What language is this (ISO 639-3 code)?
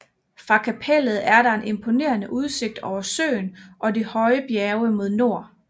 dan